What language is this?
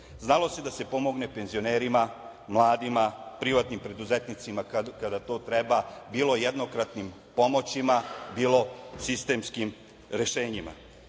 Serbian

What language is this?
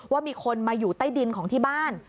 Thai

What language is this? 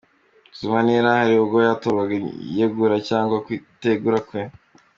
Kinyarwanda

